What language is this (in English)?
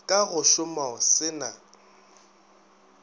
Northern Sotho